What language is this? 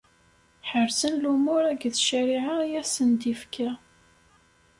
Kabyle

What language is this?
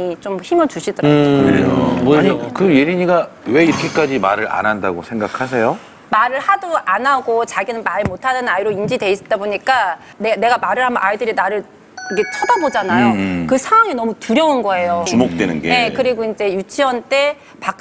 Korean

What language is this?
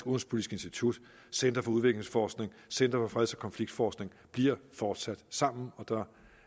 Danish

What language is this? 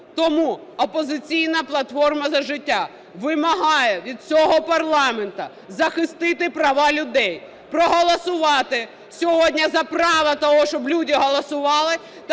Ukrainian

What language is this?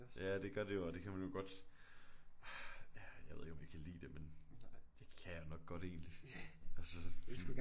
Danish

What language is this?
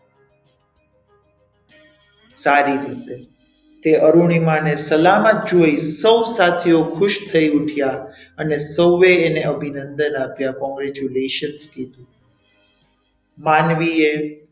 Gujarati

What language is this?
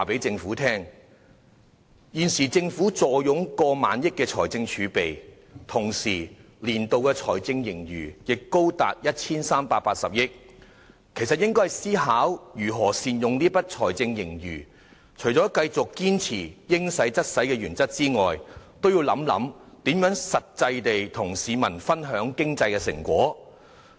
Cantonese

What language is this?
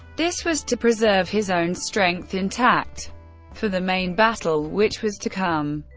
English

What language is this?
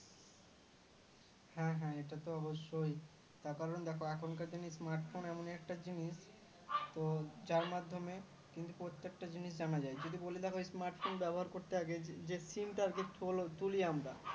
Bangla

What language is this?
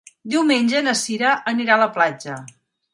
Catalan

